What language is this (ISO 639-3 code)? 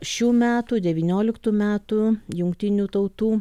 lit